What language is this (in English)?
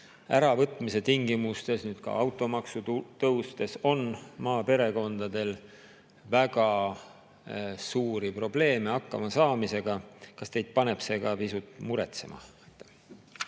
Estonian